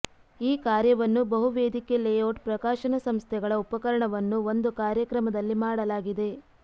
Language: Kannada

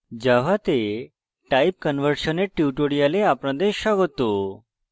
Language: Bangla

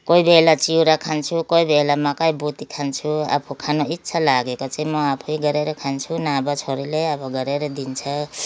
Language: Nepali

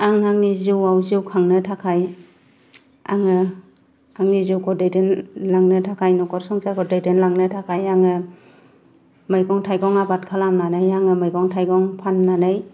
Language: Bodo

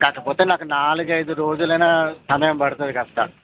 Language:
Telugu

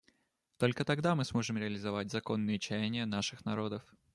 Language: Russian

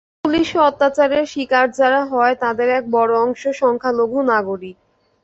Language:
Bangla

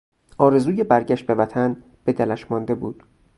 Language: Persian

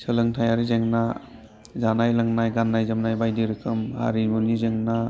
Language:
Bodo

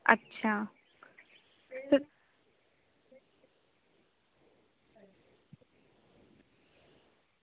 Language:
Dogri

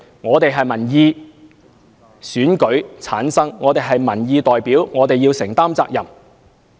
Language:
Cantonese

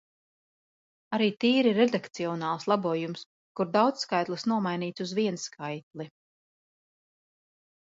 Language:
Latvian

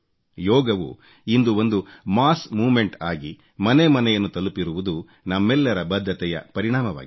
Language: Kannada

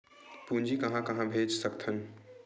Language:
Chhattisgarhi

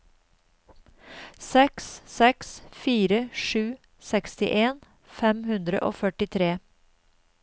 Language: Norwegian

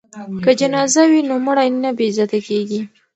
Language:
Pashto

